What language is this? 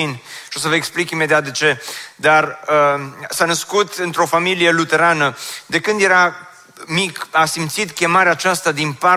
Romanian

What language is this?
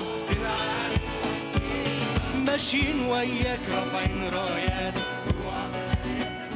Arabic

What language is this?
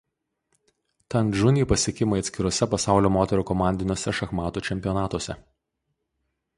Lithuanian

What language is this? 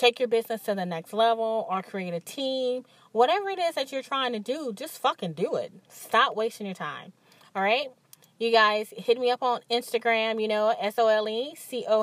English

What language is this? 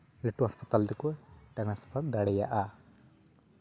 Santali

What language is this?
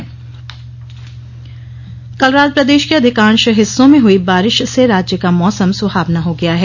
Hindi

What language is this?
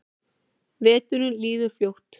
Icelandic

